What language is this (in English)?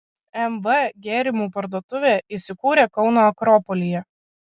Lithuanian